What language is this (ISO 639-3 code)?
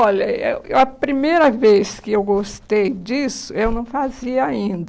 por